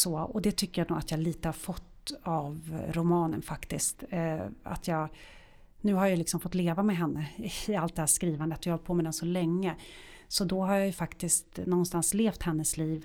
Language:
Swedish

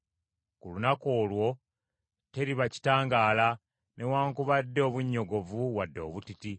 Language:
Ganda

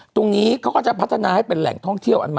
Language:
Thai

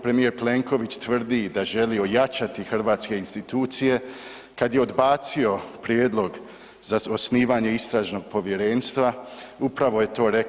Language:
Croatian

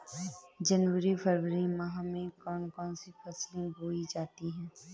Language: Hindi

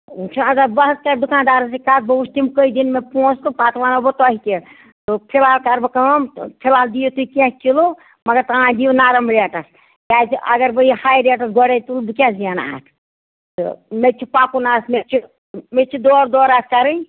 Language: Kashmiri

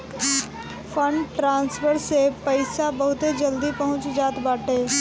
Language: Bhojpuri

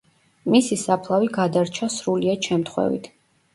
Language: Georgian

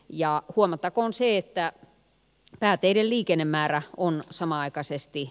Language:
Finnish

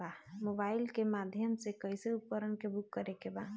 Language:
Bhojpuri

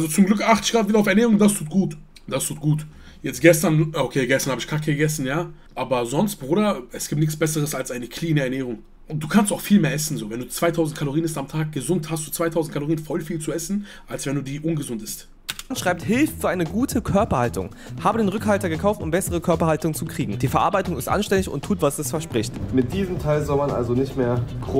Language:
German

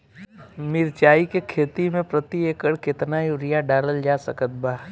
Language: Bhojpuri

